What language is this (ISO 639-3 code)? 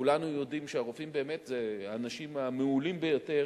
heb